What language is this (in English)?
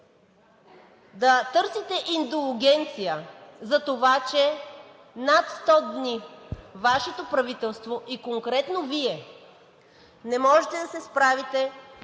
Bulgarian